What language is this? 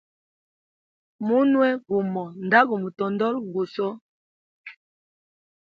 Hemba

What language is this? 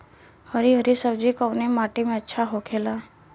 Bhojpuri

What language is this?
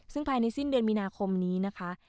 Thai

